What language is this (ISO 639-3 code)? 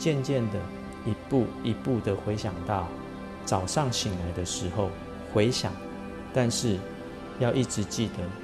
zho